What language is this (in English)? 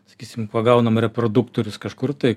Lithuanian